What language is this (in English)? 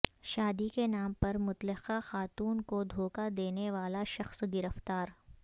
Urdu